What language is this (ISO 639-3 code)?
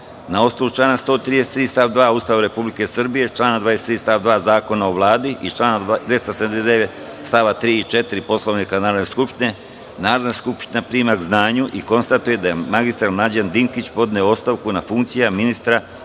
srp